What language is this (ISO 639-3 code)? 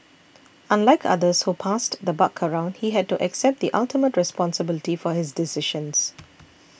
eng